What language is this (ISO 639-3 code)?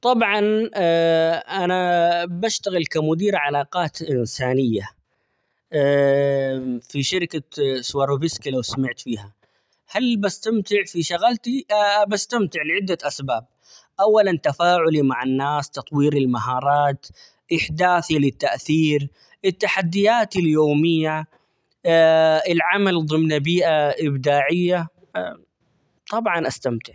acx